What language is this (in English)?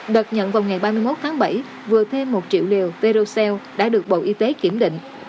Vietnamese